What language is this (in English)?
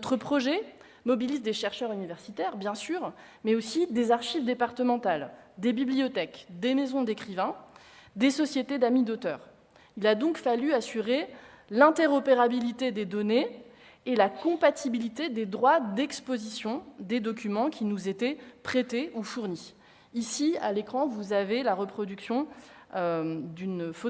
French